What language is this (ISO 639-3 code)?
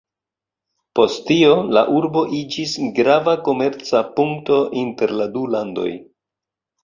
epo